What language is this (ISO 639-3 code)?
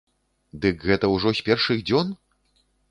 bel